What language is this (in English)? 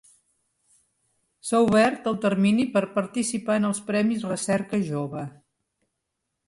Catalan